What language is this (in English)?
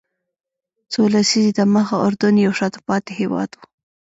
Pashto